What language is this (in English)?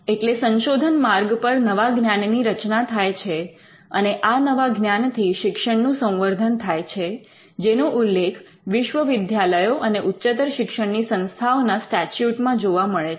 Gujarati